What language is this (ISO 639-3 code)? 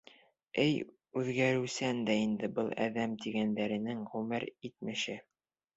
bak